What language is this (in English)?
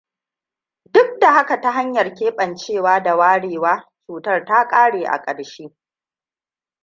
Hausa